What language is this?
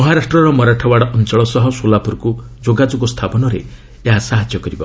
Odia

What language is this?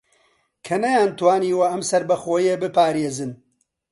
Central Kurdish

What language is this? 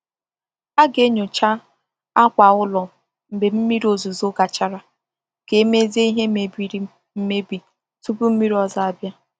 Igbo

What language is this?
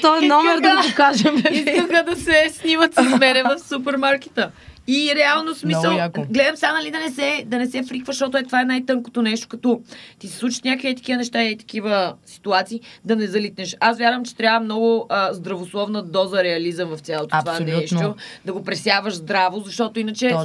Bulgarian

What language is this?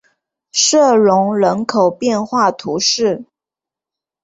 Chinese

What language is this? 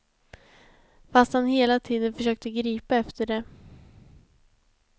Swedish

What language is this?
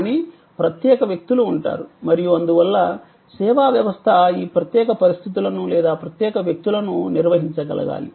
Telugu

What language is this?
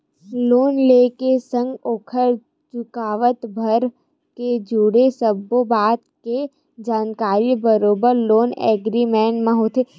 Chhattisgarhi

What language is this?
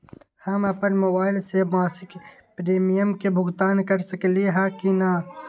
Magahi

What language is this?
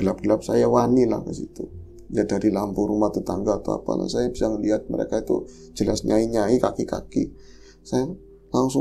Indonesian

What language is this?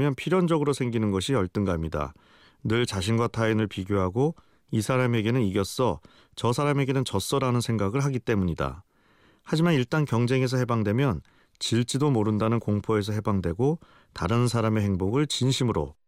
Korean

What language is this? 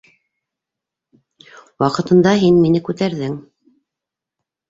Bashkir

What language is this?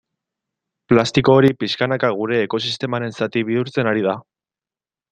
Basque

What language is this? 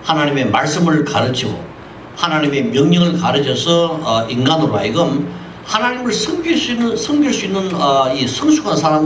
Korean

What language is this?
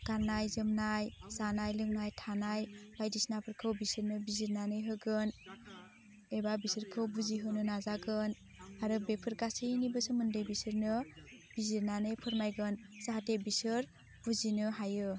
Bodo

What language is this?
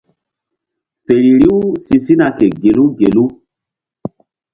Mbum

